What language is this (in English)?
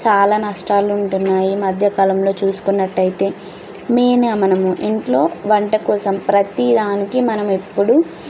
Telugu